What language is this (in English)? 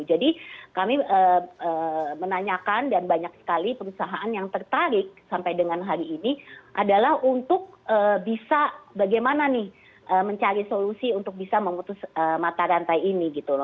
Indonesian